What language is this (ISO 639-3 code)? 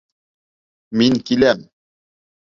bak